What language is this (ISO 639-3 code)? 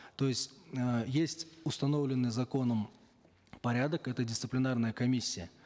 kaz